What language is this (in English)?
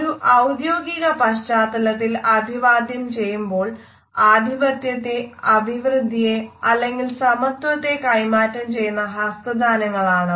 Malayalam